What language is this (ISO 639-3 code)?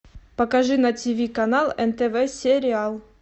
rus